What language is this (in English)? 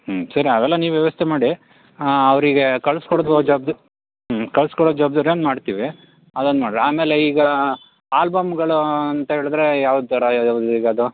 Kannada